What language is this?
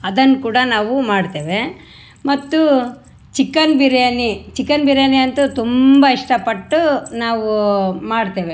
Kannada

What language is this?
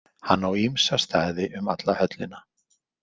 Icelandic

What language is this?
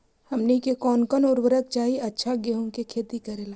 Magahi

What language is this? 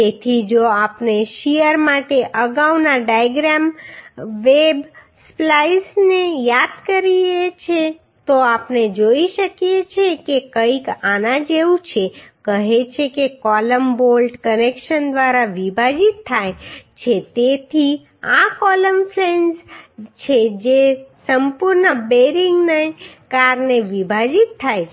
Gujarati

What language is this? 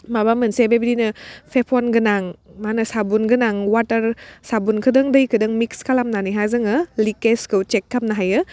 Bodo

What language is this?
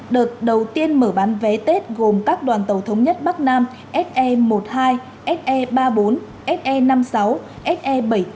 Vietnamese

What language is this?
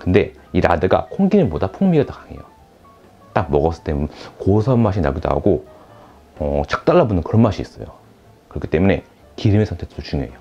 Korean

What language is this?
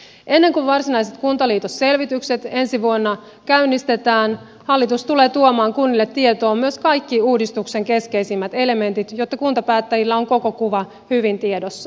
Finnish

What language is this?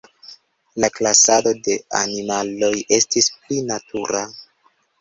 Esperanto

